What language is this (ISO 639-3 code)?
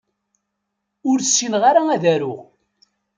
kab